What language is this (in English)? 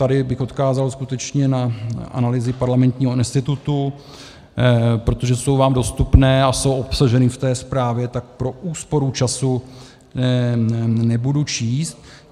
Czech